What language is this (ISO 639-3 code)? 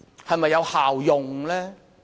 yue